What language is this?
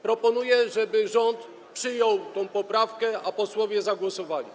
Polish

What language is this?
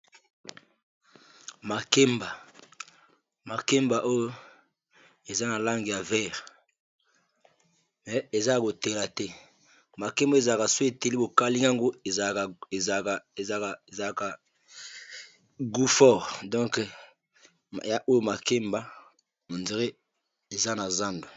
Lingala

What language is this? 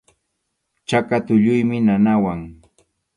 Arequipa-La Unión Quechua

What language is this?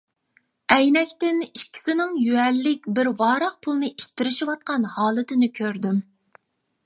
Uyghur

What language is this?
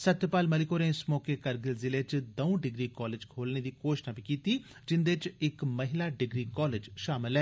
Dogri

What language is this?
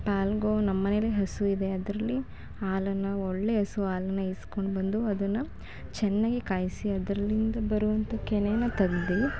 Kannada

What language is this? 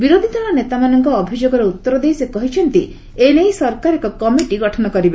Odia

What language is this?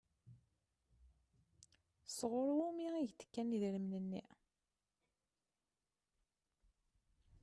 Kabyle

